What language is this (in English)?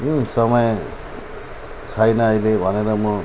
Nepali